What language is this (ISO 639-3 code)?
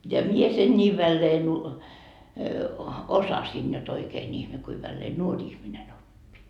fin